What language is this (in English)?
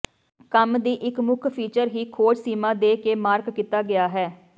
Punjabi